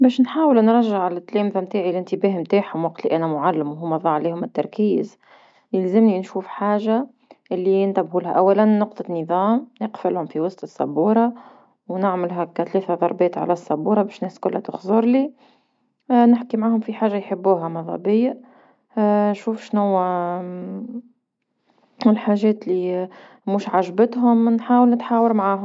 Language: Tunisian Arabic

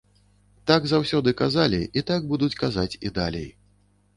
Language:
Belarusian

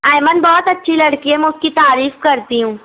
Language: Urdu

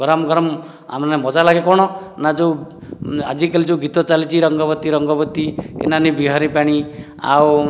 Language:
Odia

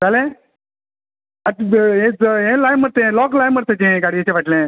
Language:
Konkani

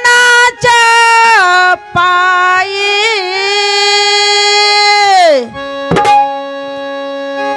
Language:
Marathi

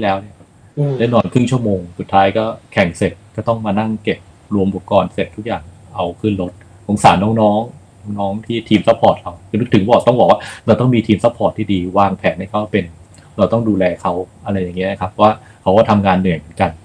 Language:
Thai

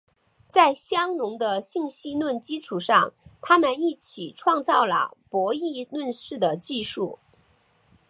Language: Chinese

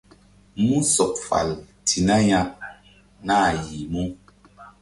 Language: Mbum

